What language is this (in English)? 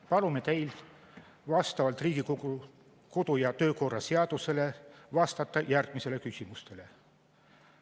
Estonian